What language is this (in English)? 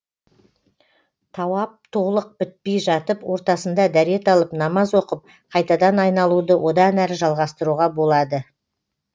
Kazakh